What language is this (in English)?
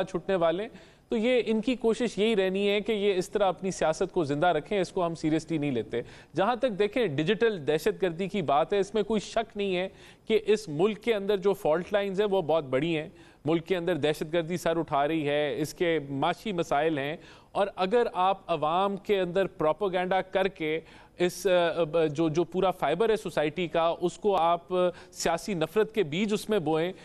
Hindi